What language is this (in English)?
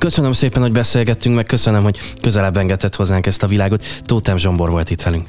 Hungarian